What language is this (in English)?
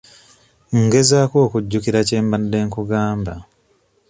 Ganda